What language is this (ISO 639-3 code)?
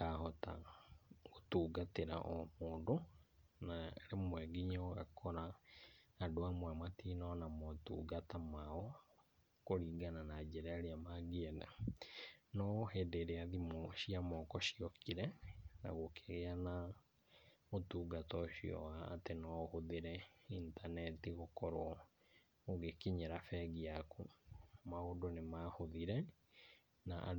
kik